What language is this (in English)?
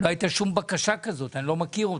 Hebrew